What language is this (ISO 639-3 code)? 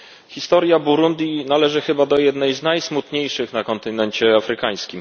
pol